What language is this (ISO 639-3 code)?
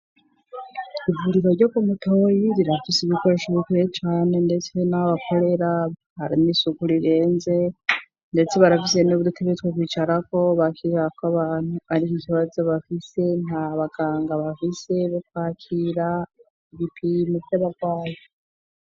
run